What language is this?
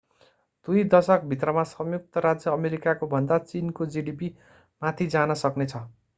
Nepali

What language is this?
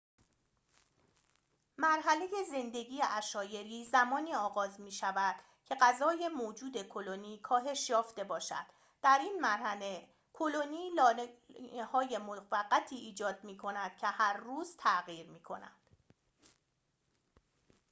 Persian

